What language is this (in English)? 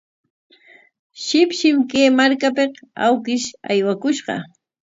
Corongo Ancash Quechua